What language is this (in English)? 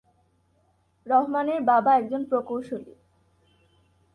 Bangla